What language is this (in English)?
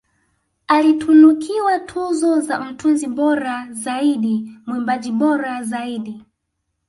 Swahili